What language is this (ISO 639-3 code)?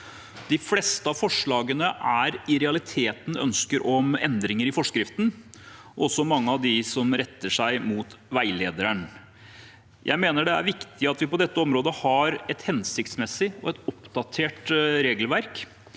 nor